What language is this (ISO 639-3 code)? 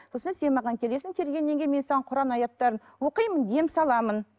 kaz